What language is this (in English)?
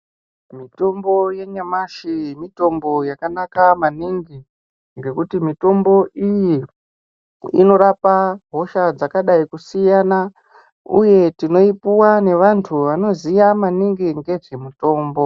Ndau